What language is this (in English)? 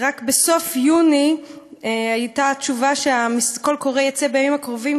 Hebrew